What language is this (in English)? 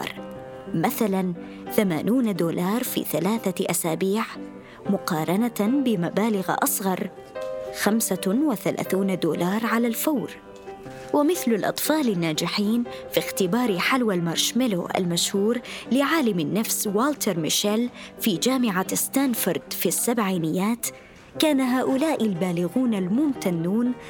Arabic